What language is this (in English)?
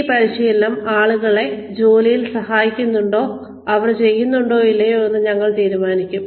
Malayalam